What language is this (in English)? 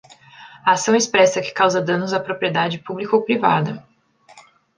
Portuguese